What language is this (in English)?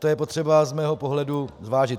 Czech